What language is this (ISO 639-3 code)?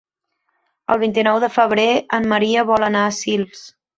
cat